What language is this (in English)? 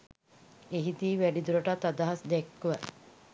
Sinhala